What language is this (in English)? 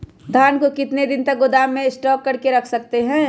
Magahi